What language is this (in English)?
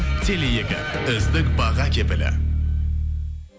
Kazakh